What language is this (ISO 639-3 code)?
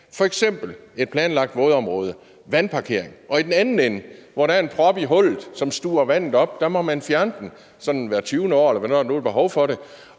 dan